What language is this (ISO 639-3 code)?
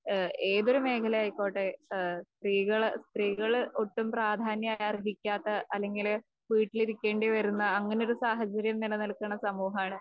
mal